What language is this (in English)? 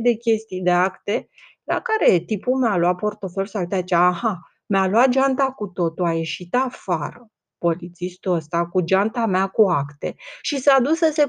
Romanian